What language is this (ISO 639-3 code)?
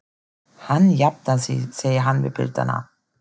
isl